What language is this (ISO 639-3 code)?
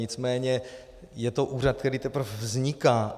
ces